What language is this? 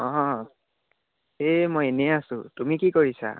Assamese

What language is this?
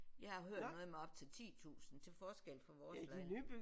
Danish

